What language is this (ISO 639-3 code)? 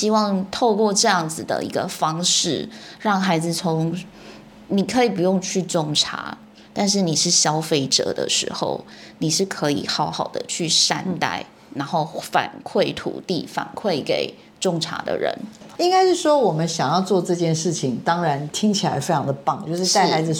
zho